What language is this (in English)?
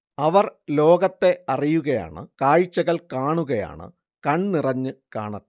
Malayalam